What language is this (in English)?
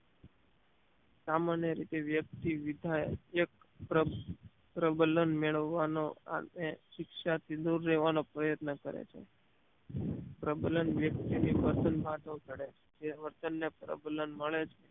Gujarati